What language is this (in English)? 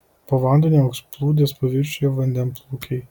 Lithuanian